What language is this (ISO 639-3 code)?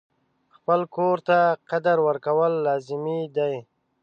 pus